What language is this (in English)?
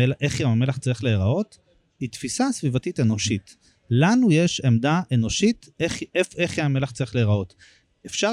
Hebrew